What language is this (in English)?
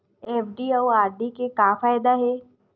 Chhattisgarhi